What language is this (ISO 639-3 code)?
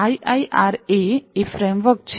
guj